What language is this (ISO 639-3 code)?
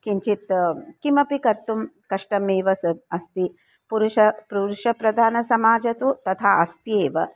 san